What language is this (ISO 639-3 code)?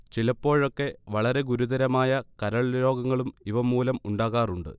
mal